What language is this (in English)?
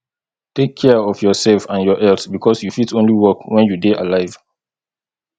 Nigerian Pidgin